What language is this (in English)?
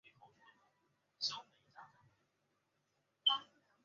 Chinese